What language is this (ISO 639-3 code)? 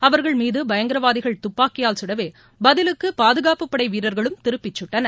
tam